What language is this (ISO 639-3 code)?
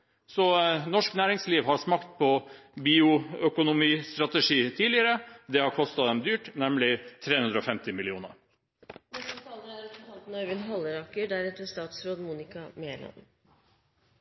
nob